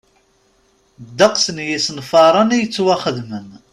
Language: Kabyle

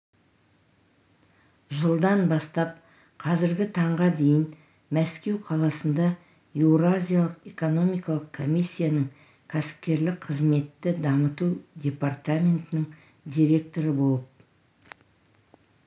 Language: Kazakh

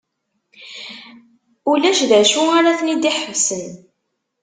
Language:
Kabyle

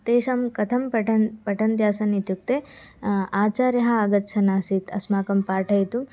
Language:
Sanskrit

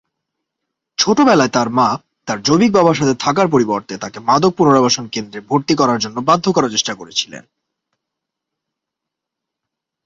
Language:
Bangla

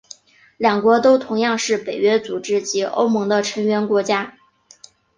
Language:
Chinese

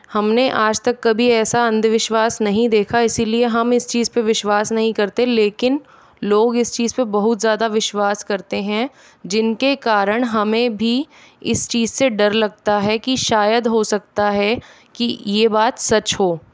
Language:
Hindi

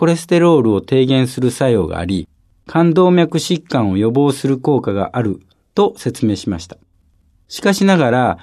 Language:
Japanese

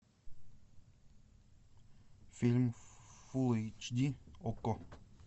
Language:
Russian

